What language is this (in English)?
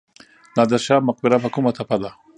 Pashto